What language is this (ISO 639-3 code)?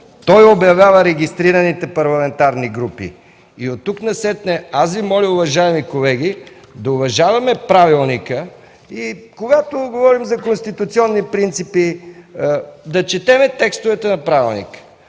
bul